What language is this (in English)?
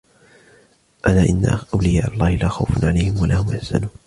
Arabic